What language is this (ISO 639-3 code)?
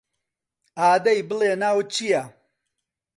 ckb